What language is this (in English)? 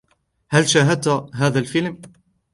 Arabic